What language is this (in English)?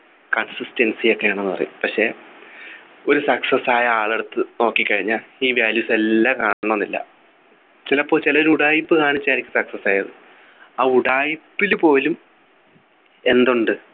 Malayalam